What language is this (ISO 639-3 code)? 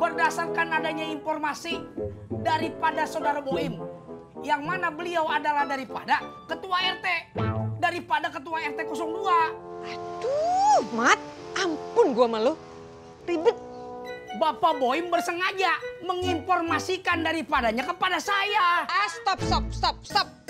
ind